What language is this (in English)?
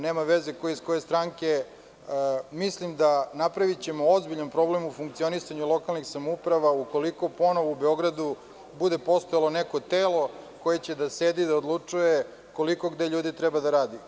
Serbian